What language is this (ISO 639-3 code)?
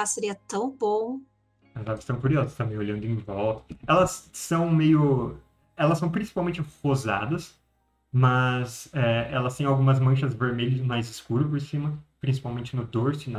por